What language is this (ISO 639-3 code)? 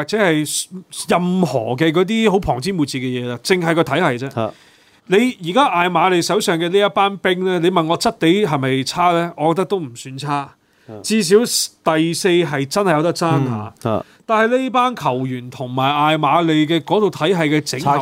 zho